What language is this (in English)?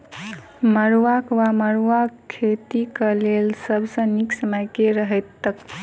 Maithili